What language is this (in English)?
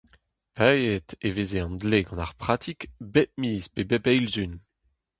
Breton